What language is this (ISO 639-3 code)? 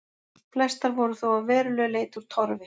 isl